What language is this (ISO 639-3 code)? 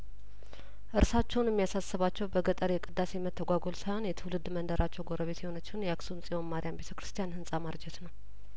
amh